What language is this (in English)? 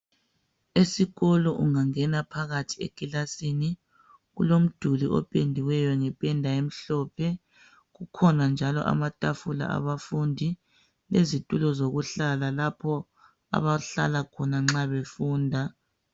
North Ndebele